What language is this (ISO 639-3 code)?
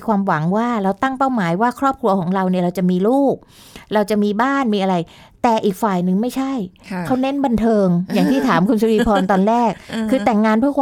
tha